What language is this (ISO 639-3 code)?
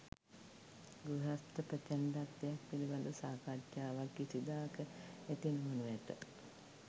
sin